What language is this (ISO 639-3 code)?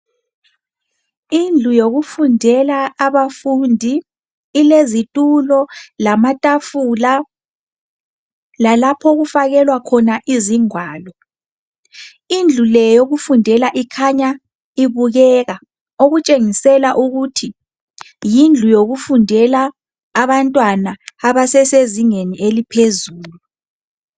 nde